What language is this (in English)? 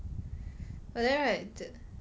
English